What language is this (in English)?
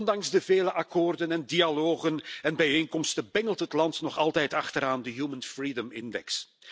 Dutch